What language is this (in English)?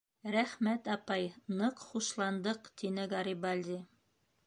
Bashkir